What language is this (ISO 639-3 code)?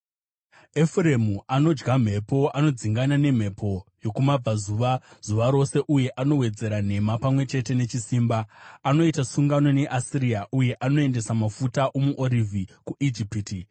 sna